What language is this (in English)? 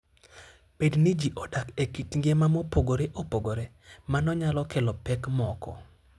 Luo (Kenya and Tanzania)